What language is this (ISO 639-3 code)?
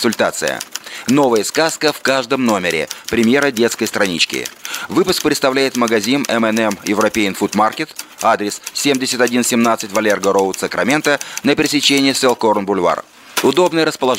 rus